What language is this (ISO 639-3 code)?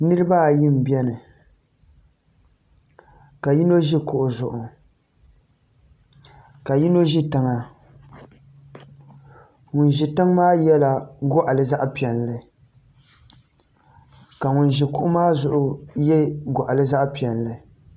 dag